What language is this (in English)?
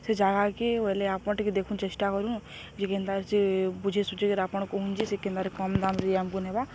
Odia